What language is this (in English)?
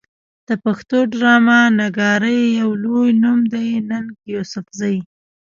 Pashto